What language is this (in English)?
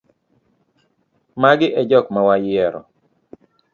Luo (Kenya and Tanzania)